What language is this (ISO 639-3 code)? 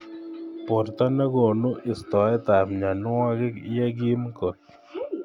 kln